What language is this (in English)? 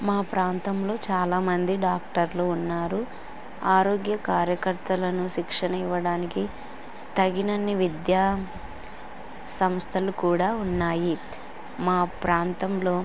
Telugu